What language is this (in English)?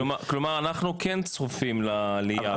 Hebrew